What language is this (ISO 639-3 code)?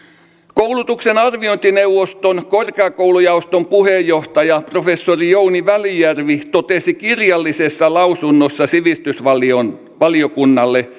fin